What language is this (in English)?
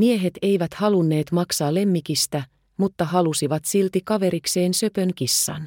Finnish